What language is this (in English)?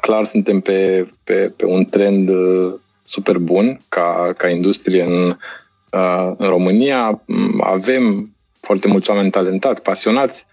Romanian